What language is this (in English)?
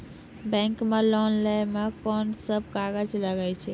Maithili